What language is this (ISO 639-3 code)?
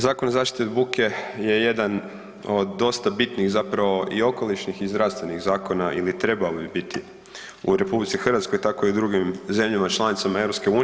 hrv